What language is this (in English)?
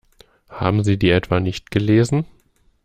German